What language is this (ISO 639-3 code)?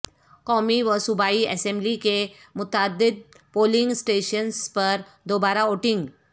urd